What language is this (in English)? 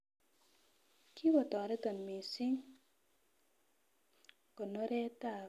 Kalenjin